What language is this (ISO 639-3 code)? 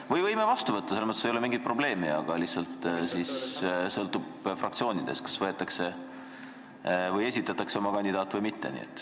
est